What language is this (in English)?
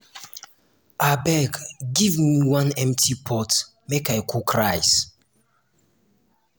Nigerian Pidgin